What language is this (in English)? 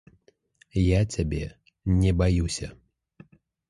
Belarusian